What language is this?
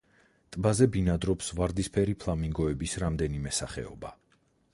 Georgian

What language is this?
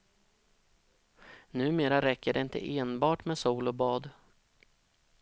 Swedish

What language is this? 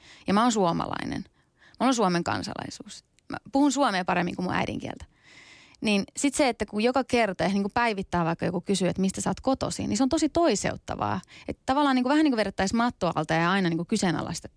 Finnish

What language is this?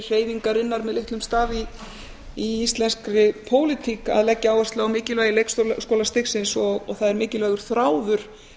Icelandic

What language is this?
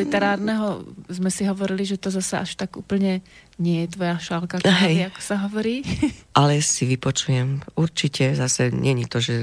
Slovak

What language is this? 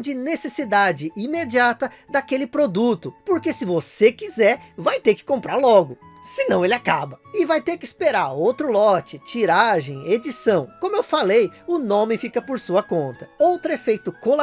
Portuguese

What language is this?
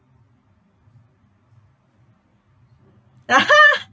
English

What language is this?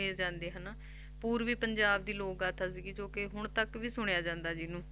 Punjabi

